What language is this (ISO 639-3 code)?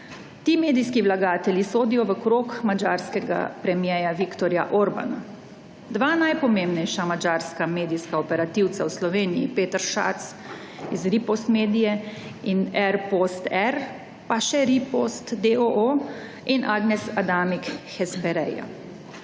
slv